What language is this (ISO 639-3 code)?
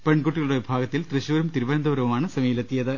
mal